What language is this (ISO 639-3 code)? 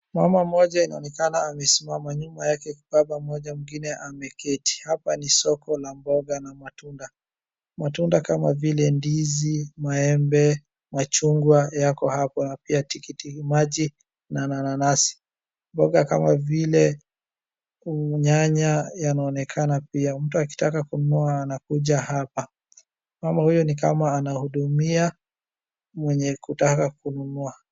swa